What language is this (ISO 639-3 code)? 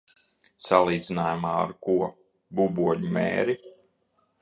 lav